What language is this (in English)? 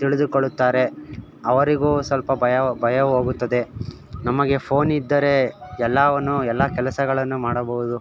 Kannada